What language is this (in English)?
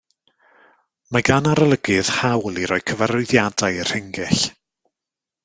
Welsh